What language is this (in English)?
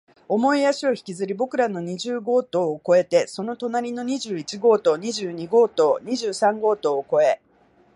Japanese